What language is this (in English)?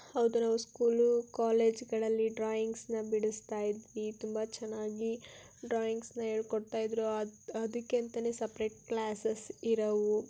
Kannada